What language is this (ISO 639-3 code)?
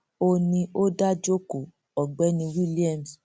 yor